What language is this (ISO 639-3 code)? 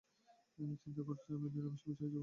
ben